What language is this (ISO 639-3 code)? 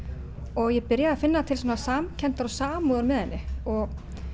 isl